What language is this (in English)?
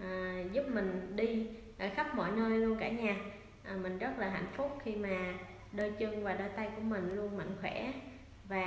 Vietnamese